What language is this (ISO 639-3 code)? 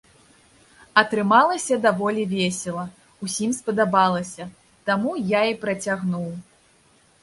bel